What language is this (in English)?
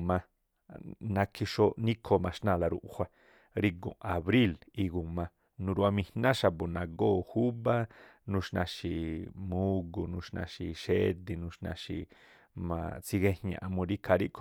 Tlacoapa Me'phaa